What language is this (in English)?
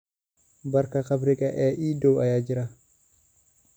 Somali